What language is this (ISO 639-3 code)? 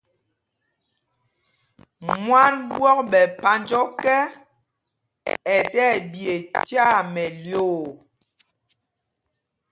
mgg